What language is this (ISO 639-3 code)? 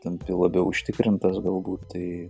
lit